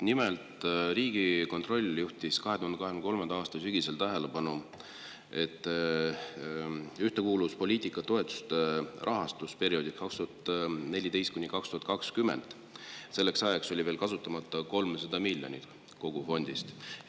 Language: Estonian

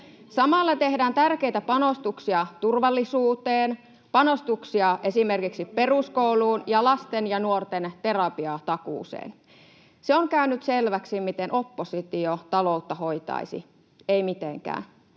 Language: Finnish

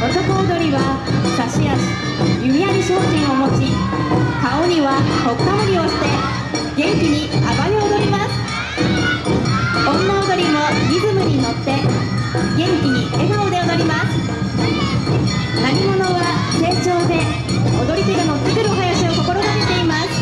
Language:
Japanese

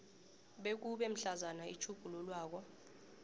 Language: South Ndebele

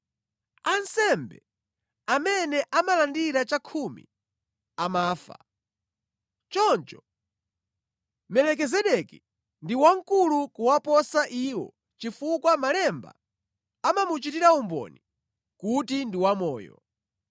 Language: Nyanja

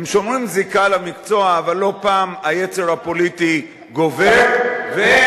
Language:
Hebrew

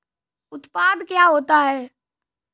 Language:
Hindi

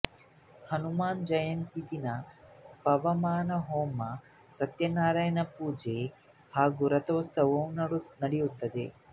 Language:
Kannada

